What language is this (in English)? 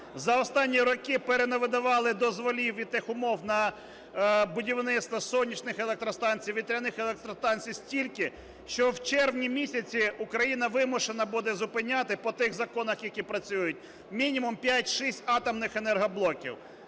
Ukrainian